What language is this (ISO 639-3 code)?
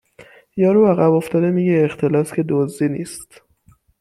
fas